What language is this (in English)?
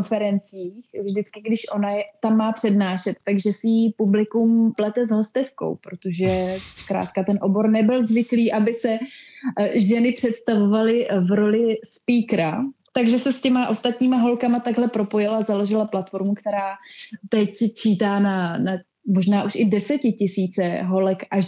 Czech